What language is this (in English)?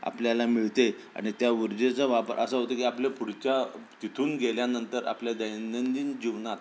Marathi